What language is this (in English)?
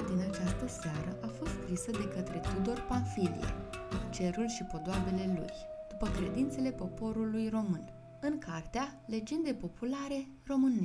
Romanian